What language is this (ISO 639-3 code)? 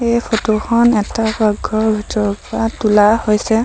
asm